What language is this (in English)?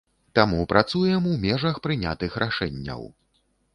Belarusian